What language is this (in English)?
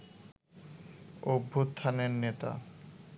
Bangla